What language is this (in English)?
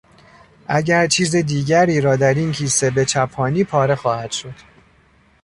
Persian